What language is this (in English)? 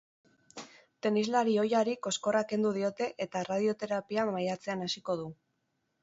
Basque